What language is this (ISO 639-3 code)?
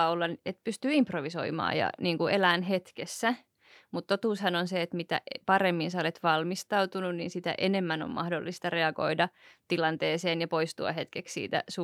fin